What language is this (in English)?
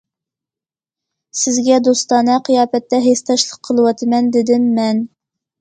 Uyghur